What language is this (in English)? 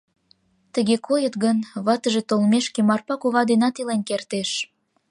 Mari